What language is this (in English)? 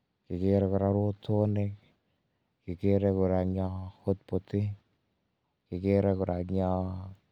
Kalenjin